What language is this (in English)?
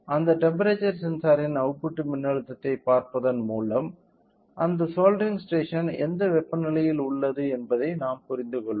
Tamil